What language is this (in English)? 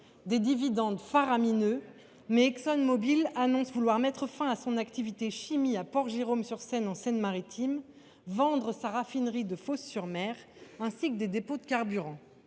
French